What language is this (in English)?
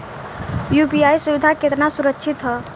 Bhojpuri